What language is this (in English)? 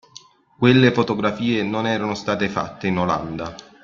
Italian